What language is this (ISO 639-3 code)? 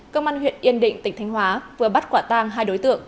vie